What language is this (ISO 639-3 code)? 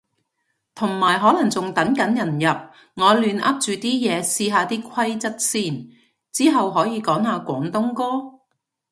yue